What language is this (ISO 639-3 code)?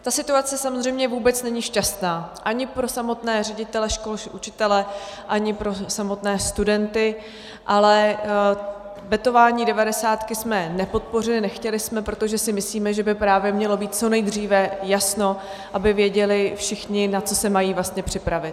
ces